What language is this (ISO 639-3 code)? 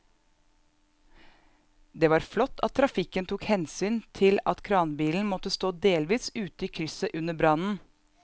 nor